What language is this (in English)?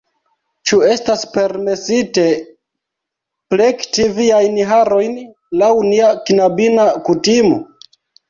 Esperanto